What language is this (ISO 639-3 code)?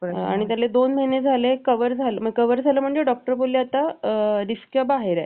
mar